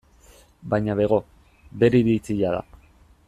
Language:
Basque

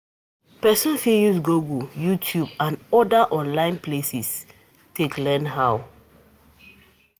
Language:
Nigerian Pidgin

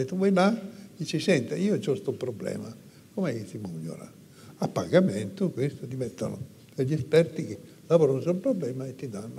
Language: Italian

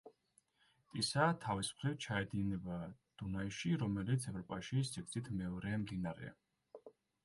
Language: Georgian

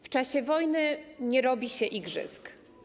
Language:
Polish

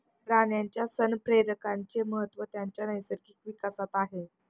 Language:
Marathi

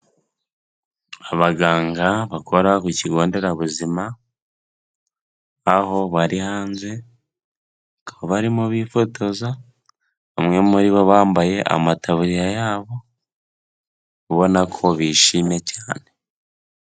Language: Kinyarwanda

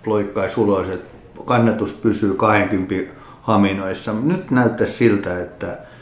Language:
Finnish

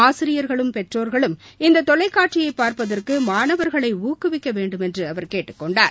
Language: Tamil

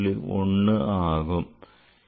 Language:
Tamil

